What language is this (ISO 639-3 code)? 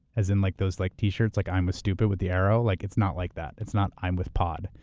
eng